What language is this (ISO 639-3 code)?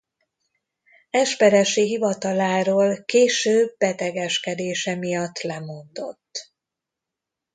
hun